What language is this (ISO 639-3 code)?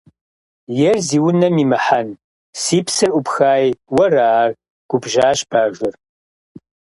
kbd